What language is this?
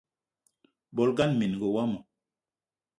Eton (Cameroon)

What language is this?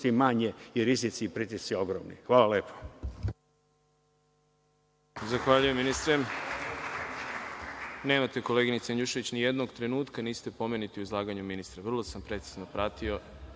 Serbian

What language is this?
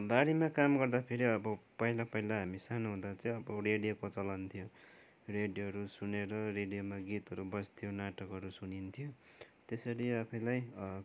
Nepali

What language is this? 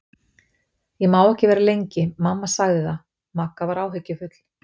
Icelandic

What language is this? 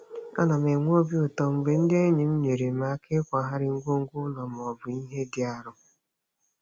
Igbo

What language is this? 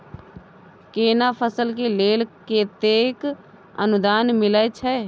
Maithili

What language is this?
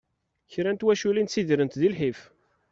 Kabyle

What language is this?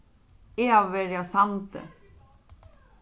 Faroese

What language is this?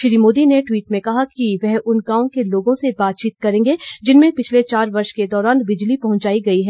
Hindi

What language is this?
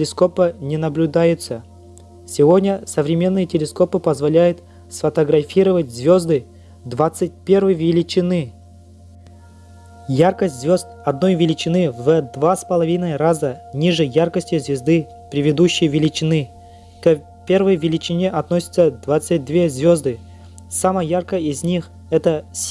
Russian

